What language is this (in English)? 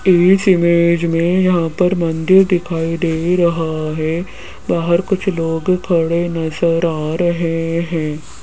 Hindi